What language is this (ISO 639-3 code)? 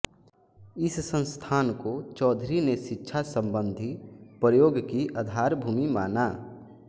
hin